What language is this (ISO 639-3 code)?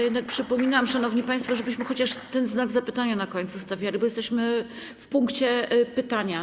pol